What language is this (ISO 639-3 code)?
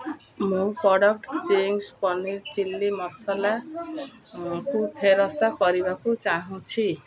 ori